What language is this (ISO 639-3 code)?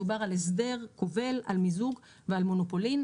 heb